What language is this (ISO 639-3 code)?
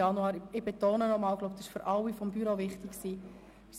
gsw